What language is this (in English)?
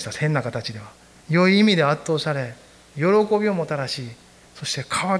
Japanese